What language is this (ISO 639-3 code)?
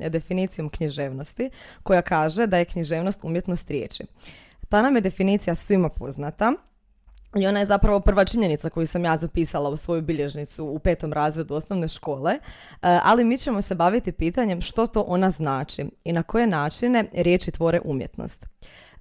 hrv